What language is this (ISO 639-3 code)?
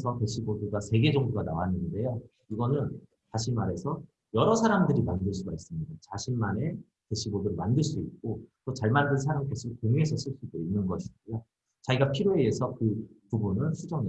kor